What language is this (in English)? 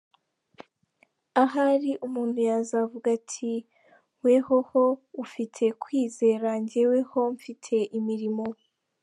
Kinyarwanda